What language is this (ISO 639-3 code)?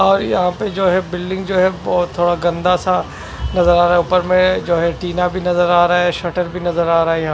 hin